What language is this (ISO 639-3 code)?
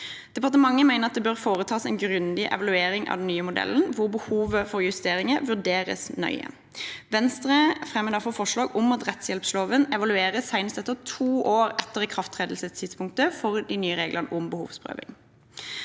nor